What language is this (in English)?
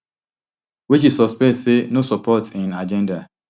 Nigerian Pidgin